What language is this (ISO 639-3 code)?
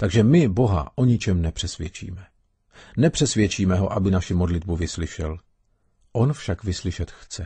ces